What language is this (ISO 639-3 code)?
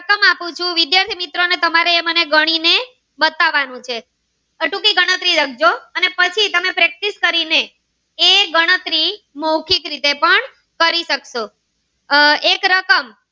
guj